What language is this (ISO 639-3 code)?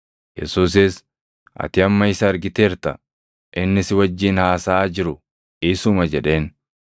orm